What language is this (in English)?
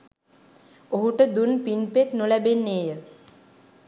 Sinhala